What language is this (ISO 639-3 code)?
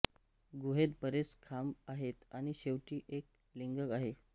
mar